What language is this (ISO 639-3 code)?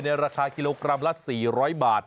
tha